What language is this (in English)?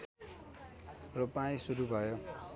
Nepali